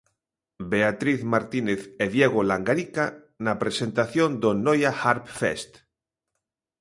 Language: Galician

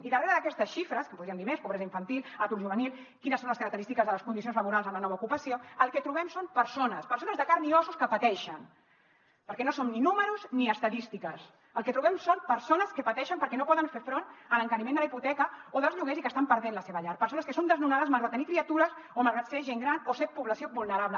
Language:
Catalan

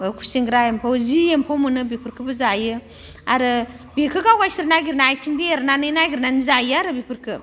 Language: Bodo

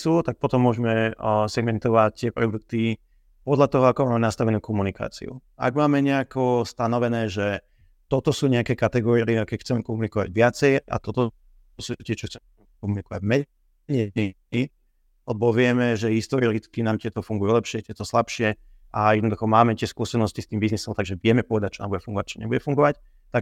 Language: Slovak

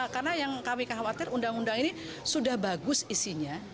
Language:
Indonesian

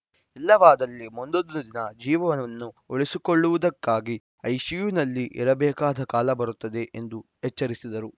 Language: Kannada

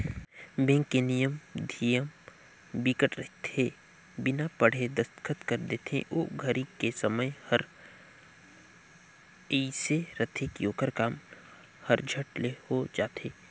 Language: Chhattisgarhi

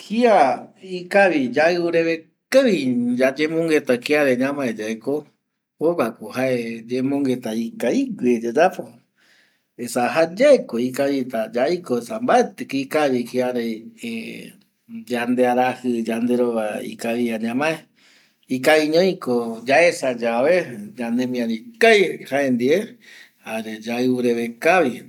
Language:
Eastern Bolivian Guaraní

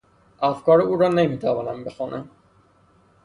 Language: Persian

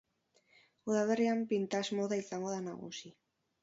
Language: Basque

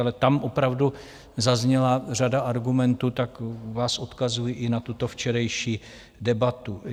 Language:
Czech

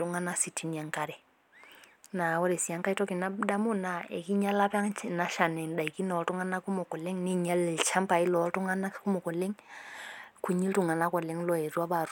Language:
Masai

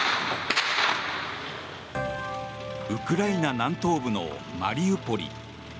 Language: Japanese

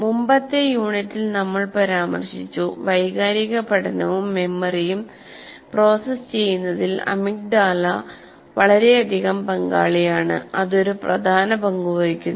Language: Malayalam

